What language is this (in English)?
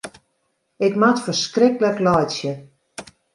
Western Frisian